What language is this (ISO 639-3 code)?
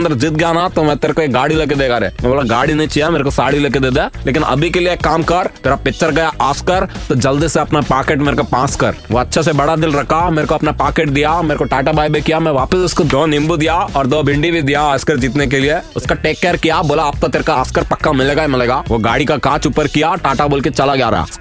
hin